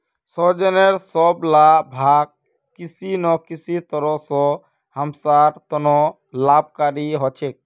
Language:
Magahi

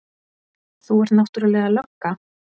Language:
Icelandic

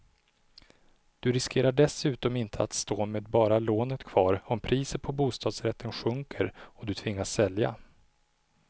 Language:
Swedish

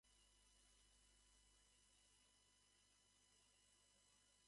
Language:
Japanese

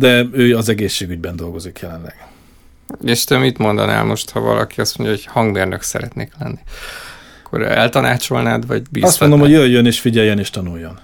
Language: Hungarian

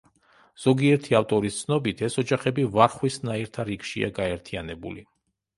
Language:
Georgian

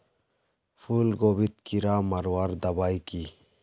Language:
Magahi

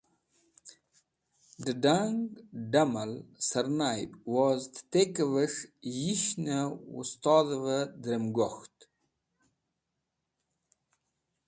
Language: Wakhi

